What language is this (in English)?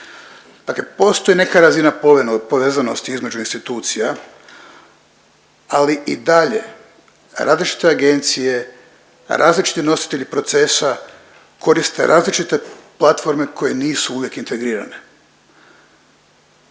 Croatian